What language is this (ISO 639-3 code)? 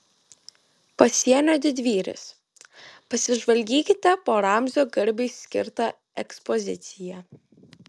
lit